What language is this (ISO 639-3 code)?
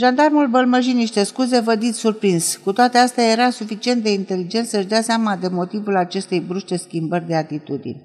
ron